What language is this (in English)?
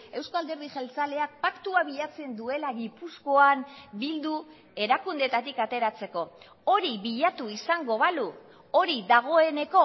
Basque